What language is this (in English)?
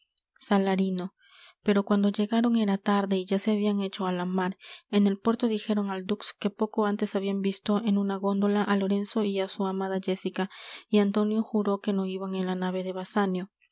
Spanish